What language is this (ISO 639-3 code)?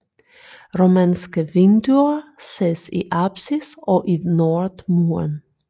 dan